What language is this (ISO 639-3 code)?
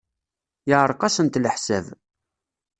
kab